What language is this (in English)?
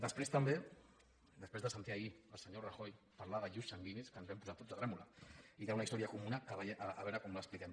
Catalan